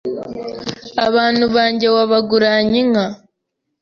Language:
Kinyarwanda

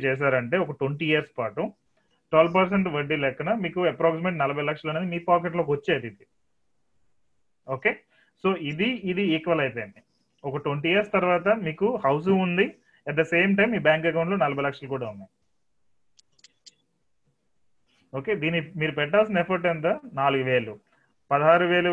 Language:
Telugu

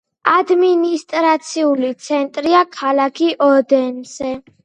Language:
Georgian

